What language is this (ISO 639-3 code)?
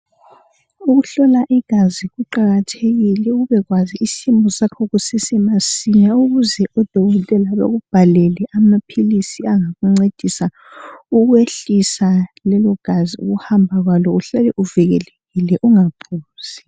nde